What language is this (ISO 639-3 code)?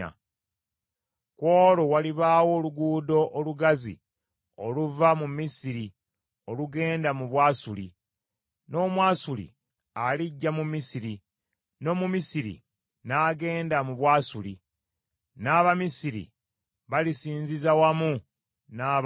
lug